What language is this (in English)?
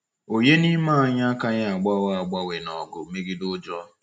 Igbo